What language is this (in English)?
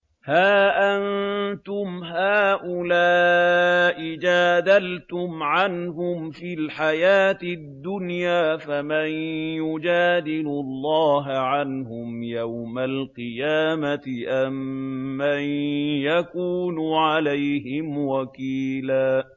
Arabic